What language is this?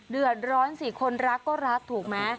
Thai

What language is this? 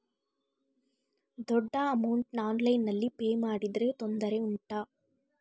Kannada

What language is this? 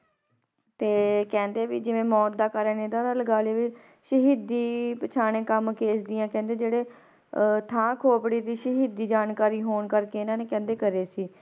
Punjabi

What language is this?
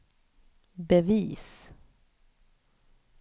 Swedish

